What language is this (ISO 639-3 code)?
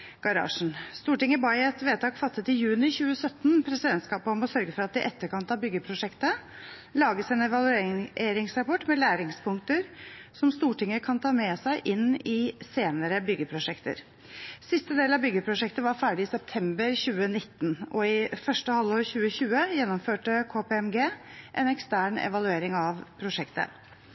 nob